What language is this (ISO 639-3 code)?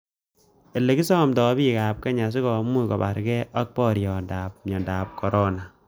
kln